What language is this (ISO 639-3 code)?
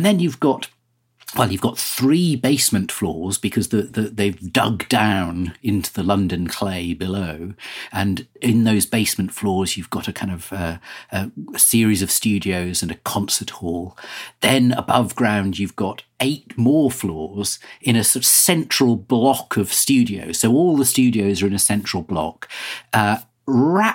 eng